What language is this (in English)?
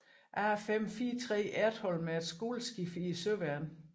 Danish